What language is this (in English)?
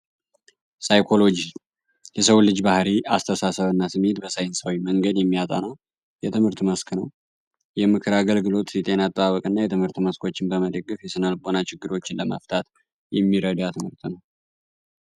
Amharic